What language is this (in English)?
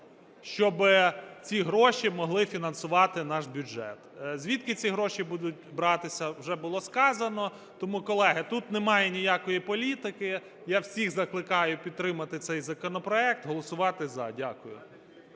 Ukrainian